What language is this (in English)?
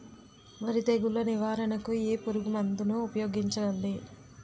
Telugu